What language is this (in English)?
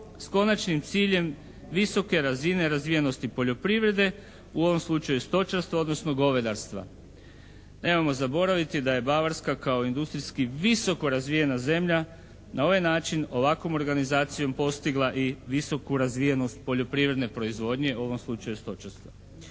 Croatian